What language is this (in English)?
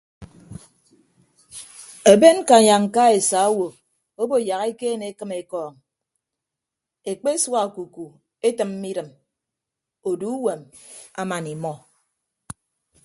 Ibibio